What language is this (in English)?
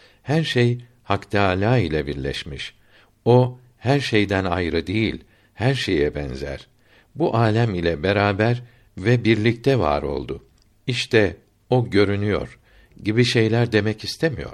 Turkish